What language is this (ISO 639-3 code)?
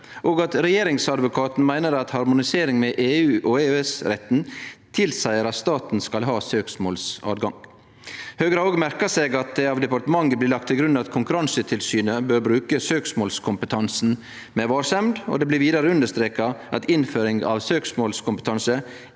nor